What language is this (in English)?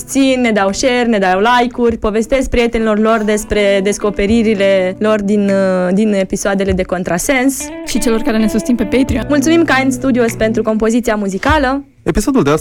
Romanian